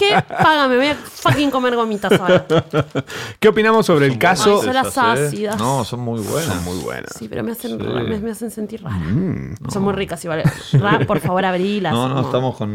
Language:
Spanish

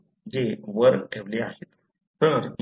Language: Marathi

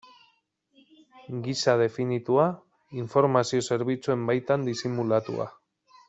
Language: Basque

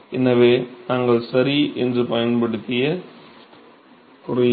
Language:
Tamil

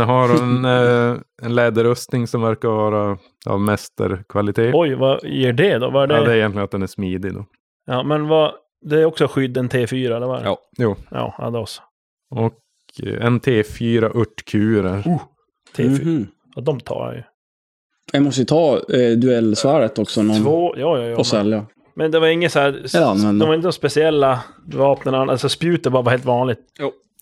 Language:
Swedish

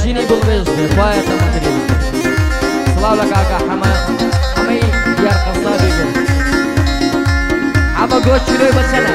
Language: Arabic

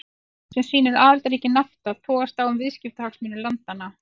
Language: Icelandic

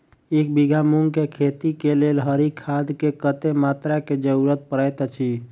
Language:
Maithili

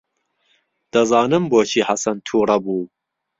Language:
Central Kurdish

